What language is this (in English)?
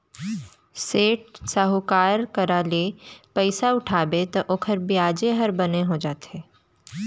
Chhattisgarhi